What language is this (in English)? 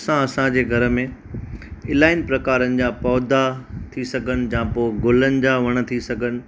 Sindhi